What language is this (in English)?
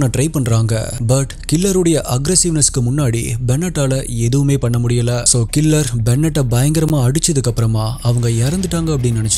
Korean